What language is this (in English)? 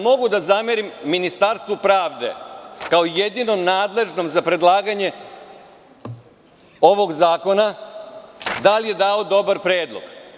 Serbian